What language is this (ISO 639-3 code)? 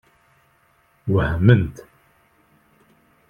kab